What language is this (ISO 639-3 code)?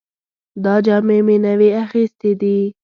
pus